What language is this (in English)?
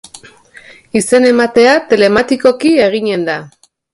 Basque